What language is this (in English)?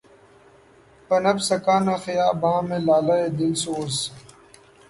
Urdu